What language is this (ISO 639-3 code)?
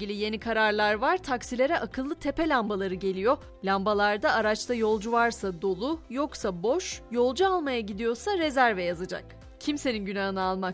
tur